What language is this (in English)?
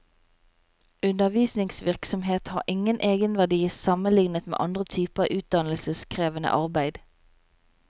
Norwegian